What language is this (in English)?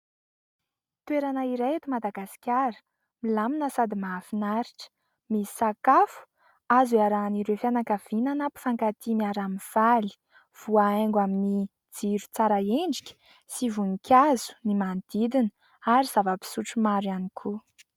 Malagasy